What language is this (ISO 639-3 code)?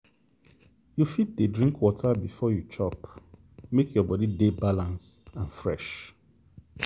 pcm